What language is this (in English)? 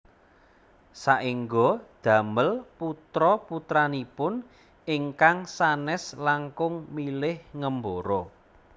Javanese